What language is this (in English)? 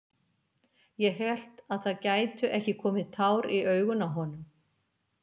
Icelandic